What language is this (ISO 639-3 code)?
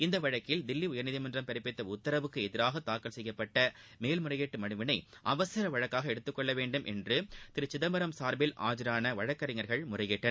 tam